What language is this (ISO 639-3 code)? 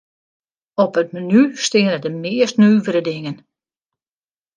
fry